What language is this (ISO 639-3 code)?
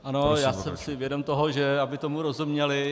ces